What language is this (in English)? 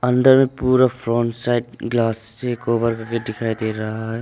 Hindi